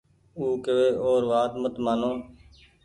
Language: Goaria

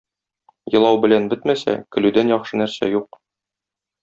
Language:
Tatar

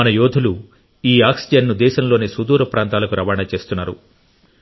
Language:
Telugu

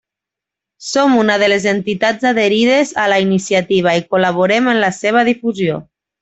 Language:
Catalan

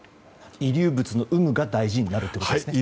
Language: Japanese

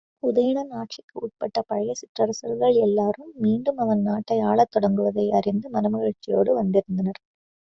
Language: Tamil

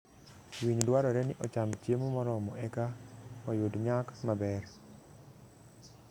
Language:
Luo (Kenya and Tanzania)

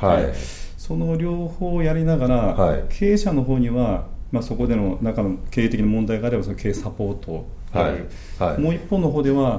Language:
Japanese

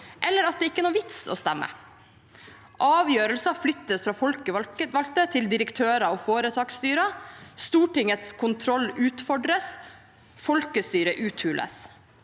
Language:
Norwegian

